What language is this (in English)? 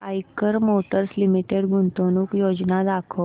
Marathi